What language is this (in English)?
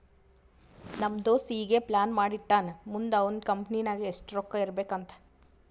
Kannada